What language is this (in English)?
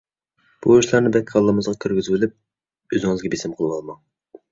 Uyghur